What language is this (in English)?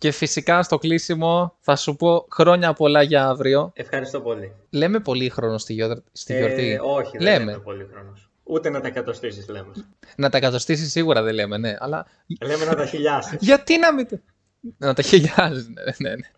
Greek